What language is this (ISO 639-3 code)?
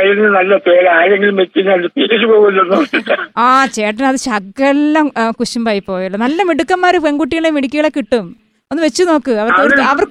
mal